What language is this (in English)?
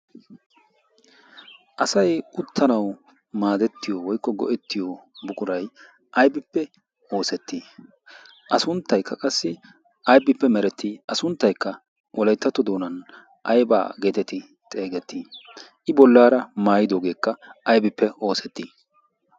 Wolaytta